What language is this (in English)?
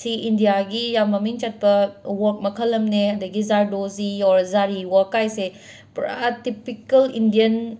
Manipuri